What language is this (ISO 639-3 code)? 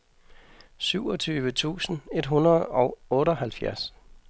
dan